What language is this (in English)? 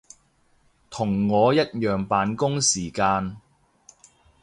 Cantonese